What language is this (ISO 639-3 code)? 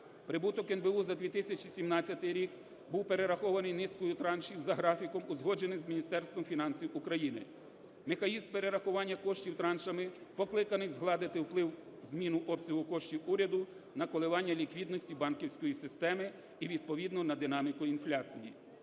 ukr